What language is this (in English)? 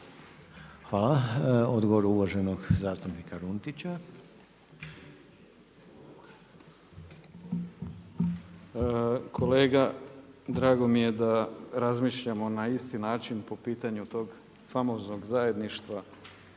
Croatian